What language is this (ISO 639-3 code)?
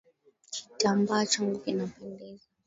swa